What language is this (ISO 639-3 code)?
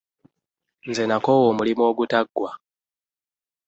lug